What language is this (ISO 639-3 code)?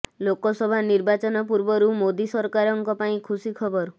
ori